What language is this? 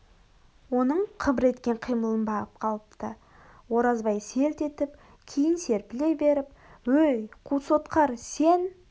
Kazakh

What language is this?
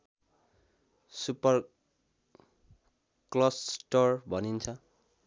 Nepali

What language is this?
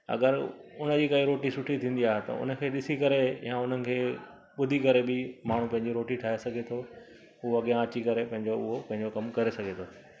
Sindhi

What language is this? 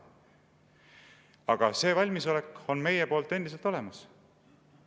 Estonian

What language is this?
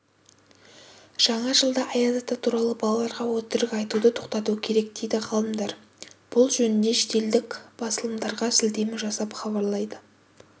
Kazakh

